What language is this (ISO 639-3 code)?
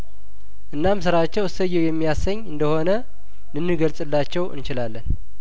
amh